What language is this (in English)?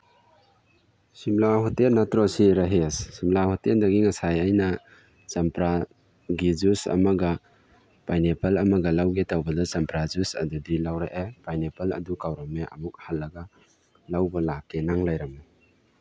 Manipuri